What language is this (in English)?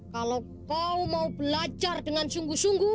Indonesian